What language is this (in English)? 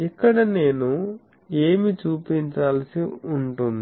Telugu